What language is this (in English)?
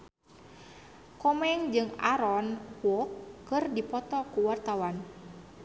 Sundanese